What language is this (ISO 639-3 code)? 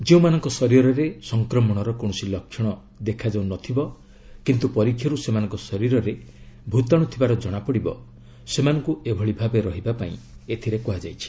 ori